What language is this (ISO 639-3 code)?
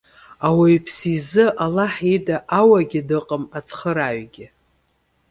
abk